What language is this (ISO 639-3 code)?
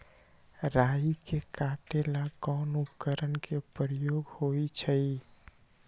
mag